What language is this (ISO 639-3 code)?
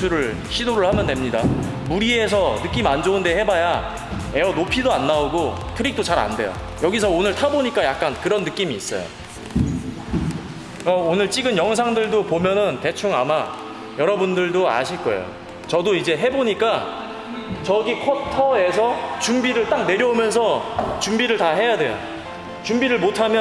kor